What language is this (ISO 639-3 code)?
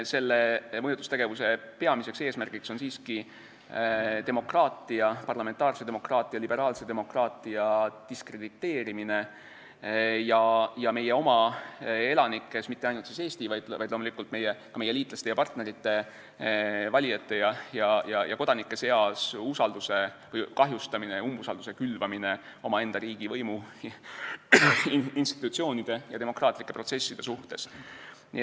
est